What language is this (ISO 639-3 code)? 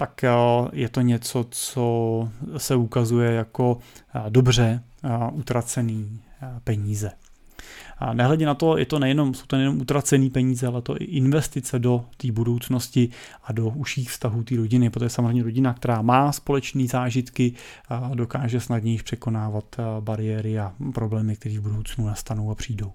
ces